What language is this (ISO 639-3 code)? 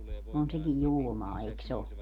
fin